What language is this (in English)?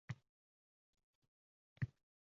Uzbek